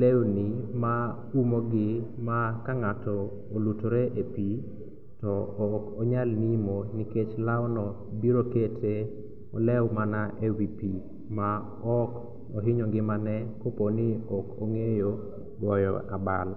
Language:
Luo (Kenya and Tanzania)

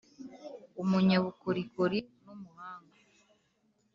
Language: Kinyarwanda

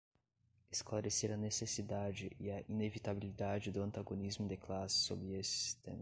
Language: Portuguese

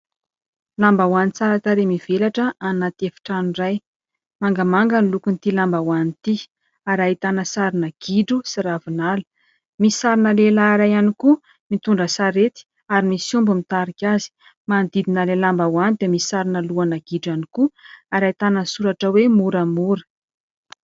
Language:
Malagasy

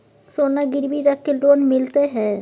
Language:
Maithili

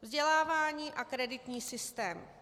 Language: Czech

